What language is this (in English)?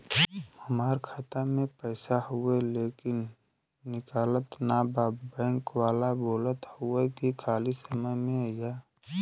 Bhojpuri